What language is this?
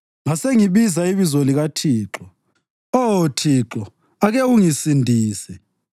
North Ndebele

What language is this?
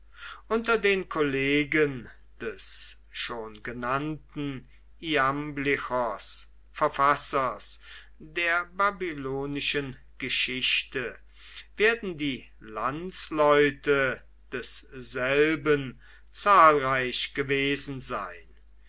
German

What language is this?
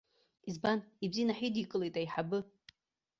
Abkhazian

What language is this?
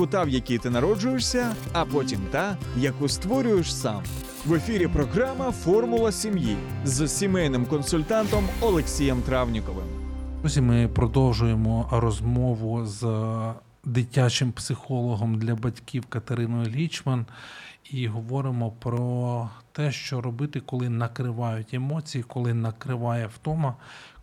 Ukrainian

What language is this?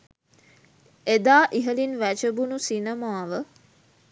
Sinhala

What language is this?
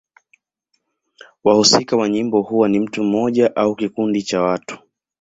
Swahili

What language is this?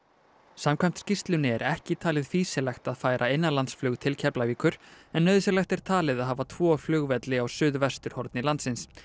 Icelandic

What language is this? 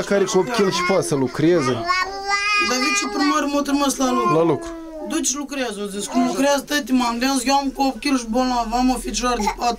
Romanian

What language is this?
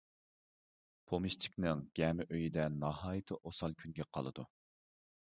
Uyghur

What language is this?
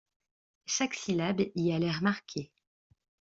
French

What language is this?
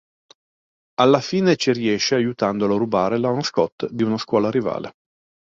Italian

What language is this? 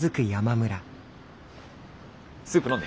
Japanese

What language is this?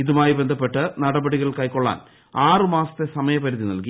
Malayalam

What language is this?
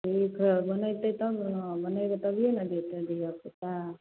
Maithili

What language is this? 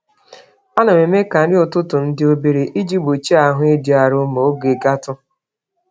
Igbo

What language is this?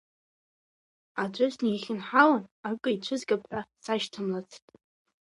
Abkhazian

